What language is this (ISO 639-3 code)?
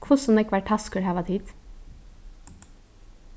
fao